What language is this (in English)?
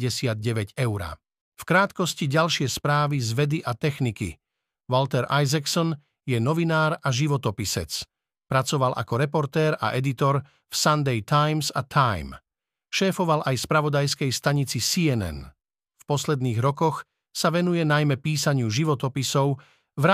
Slovak